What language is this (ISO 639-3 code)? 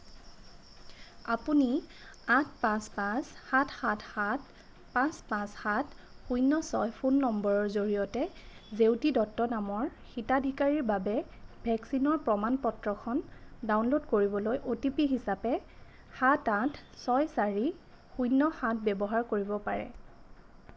asm